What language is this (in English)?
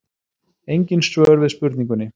Icelandic